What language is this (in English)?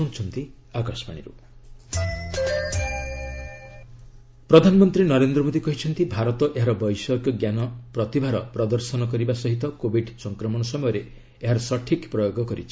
Odia